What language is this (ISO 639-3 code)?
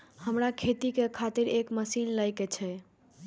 mai